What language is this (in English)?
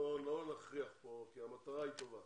Hebrew